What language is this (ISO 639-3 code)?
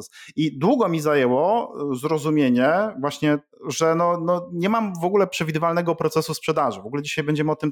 pol